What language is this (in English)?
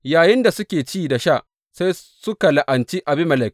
Hausa